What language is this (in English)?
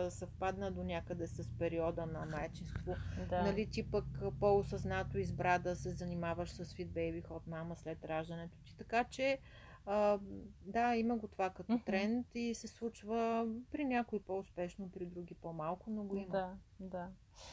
Bulgarian